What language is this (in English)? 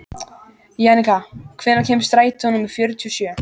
Icelandic